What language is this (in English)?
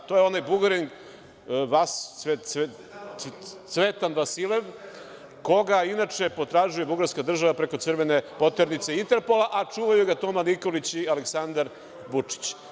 Serbian